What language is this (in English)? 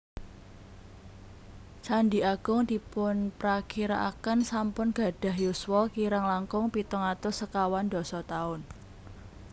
Javanese